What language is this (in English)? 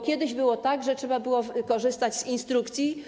Polish